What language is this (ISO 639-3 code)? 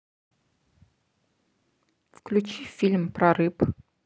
rus